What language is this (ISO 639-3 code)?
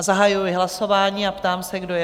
ces